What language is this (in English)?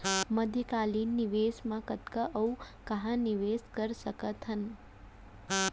Chhattisgarhi